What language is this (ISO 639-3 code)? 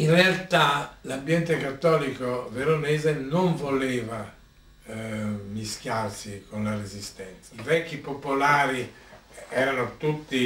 ita